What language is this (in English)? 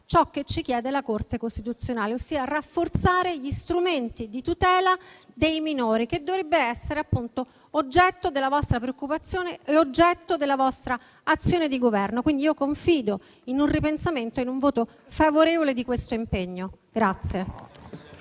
Italian